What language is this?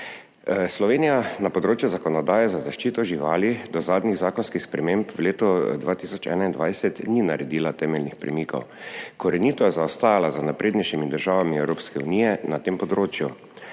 Slovenian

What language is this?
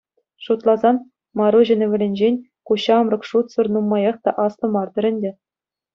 Chuvash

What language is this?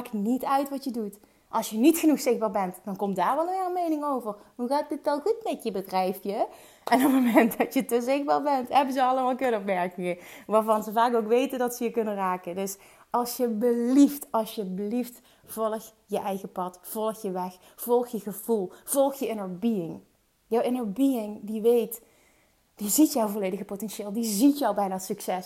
Dutch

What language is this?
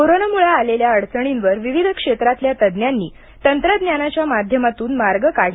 Marathi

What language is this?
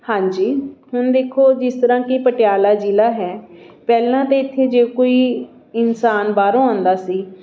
Punjabi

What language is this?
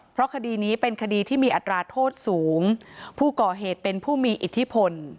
Thai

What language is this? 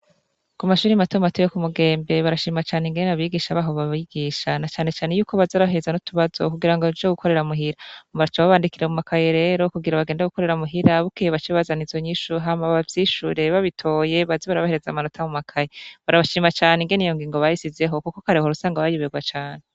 Rundi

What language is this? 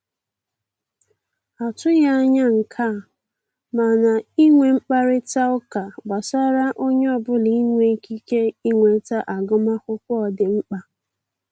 Igbo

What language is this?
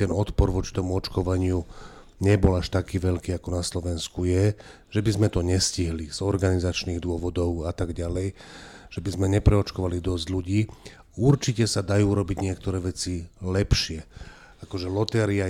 Slovak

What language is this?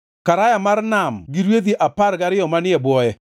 Luo (Kenya and Tanzania)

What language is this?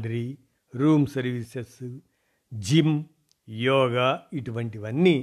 Telugu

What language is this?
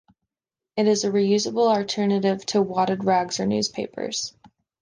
English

